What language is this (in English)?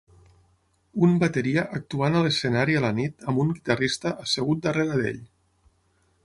Catalan